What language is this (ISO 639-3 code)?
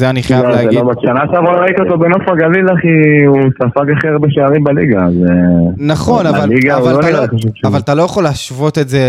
heb